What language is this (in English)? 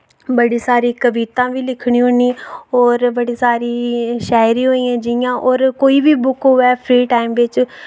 Dogri